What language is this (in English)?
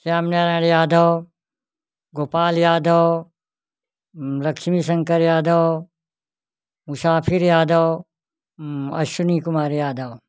Hindi